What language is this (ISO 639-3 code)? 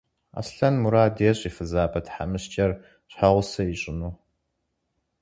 kbd